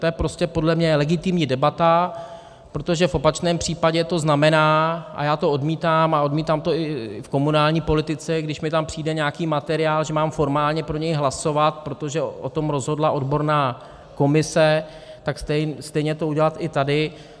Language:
Czech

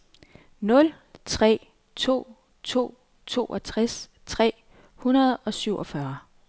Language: Danish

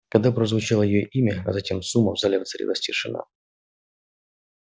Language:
Russian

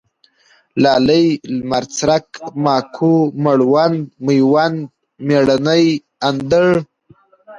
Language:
Pashto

